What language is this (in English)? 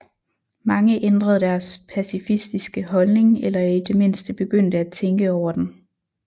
Danish